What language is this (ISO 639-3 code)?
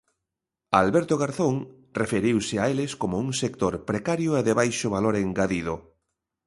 glg